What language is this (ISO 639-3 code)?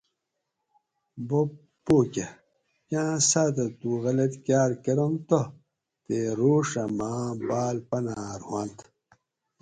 gwc